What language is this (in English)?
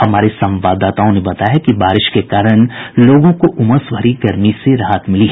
Hindi